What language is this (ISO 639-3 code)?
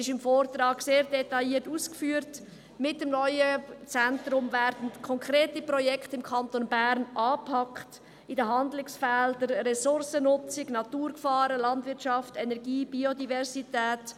gsw